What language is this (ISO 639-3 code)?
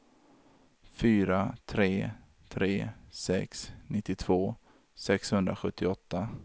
swe